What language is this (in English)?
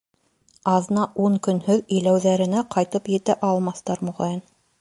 Bashkir